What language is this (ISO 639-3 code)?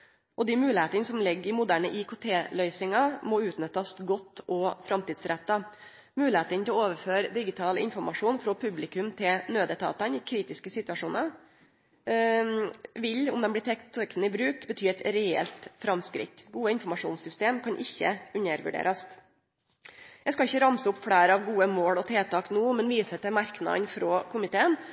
nno